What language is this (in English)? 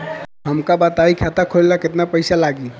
Bhojpuri